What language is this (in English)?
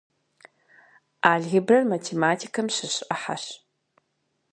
Kabardian